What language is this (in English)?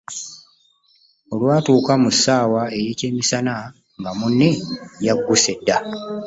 Ganda